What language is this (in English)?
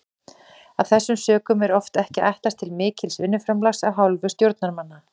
Icelandic